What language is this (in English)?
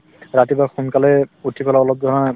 Assamese